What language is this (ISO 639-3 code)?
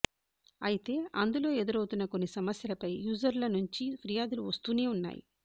tel